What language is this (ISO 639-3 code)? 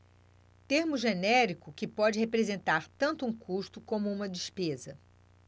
por